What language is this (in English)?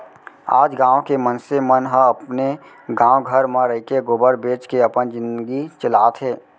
Chhattisgarhi